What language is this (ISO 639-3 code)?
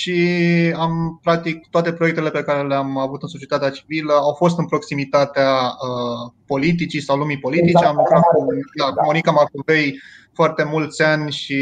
ron